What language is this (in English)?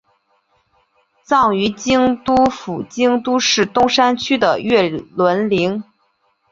Chinese